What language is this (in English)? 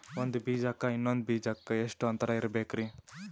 Kannada